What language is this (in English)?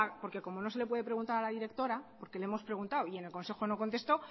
Spanish